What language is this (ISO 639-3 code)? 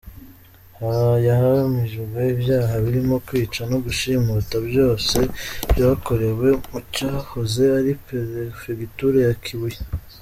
kin